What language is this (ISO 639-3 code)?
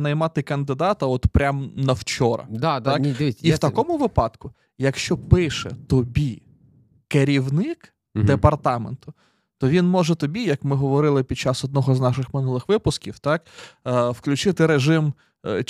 ukr